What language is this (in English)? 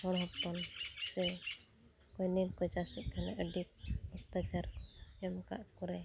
Santali